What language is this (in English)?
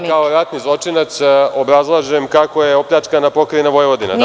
Serbian